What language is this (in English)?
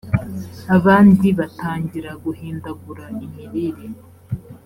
Kinyarwanda